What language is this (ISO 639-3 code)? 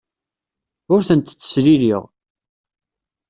kab